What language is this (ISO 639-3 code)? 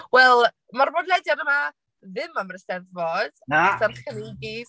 cym